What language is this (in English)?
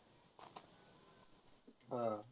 Marathi